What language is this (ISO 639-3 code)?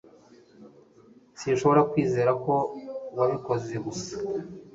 kin